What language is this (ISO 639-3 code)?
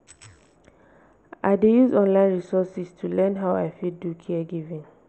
pcm